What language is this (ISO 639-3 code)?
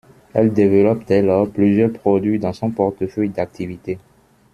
fra